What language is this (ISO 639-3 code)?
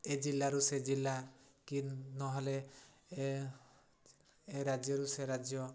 ori